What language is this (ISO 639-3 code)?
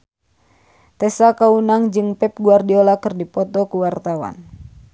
sun